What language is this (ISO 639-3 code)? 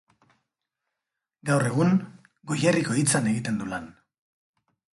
eus